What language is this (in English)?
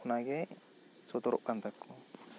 Santali